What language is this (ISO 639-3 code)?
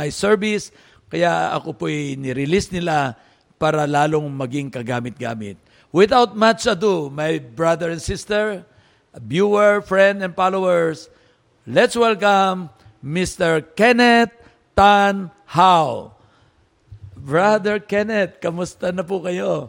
fil